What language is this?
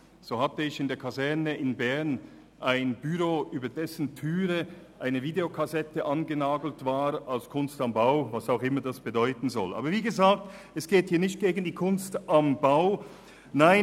Swiss German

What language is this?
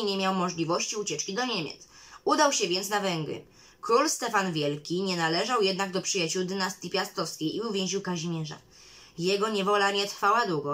Polish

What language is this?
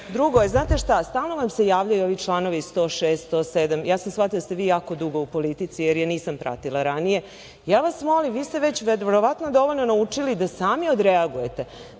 Serbian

